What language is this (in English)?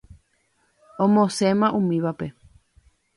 Guarani